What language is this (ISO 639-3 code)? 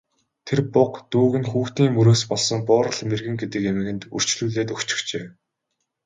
mon